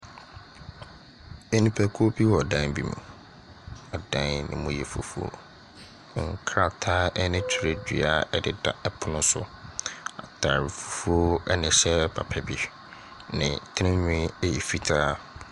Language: Akan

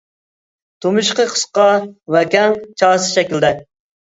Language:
Uyghur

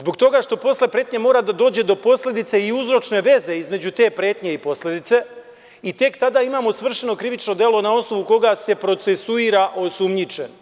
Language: Serbian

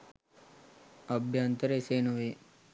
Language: Sinhala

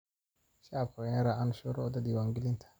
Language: Somali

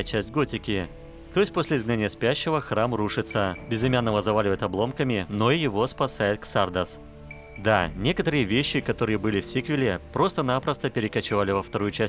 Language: Russian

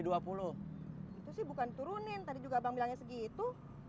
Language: Indonesian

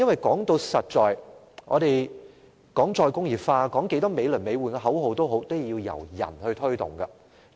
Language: Cantonese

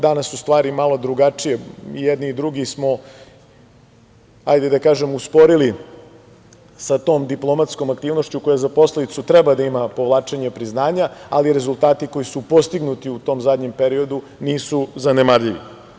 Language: Serbian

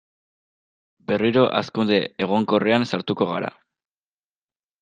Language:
Basque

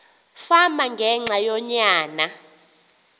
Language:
Xhosa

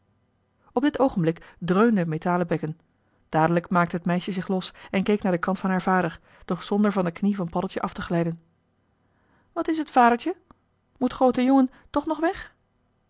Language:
Dutch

